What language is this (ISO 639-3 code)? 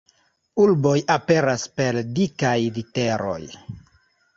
epo